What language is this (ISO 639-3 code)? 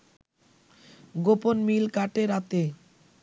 ben